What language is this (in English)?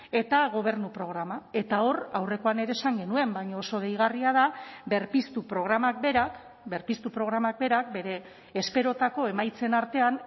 Basque